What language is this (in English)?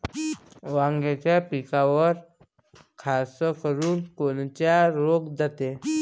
Marathi